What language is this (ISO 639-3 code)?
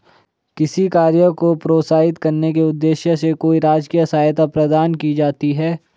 hin